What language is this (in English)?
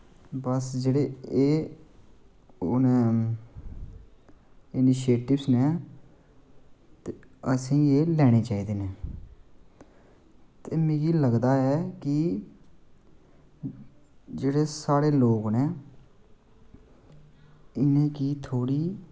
Dogri